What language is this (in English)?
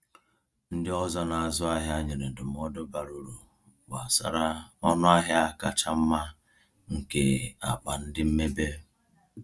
Igbo